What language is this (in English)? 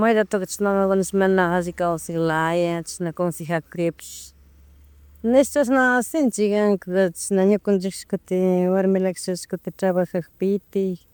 Chimborazo Highland Quichua